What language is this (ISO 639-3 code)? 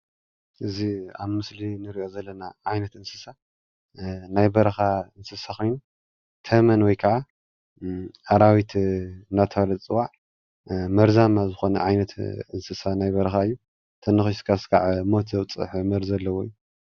tir